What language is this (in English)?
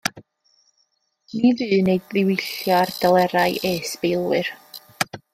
Welsh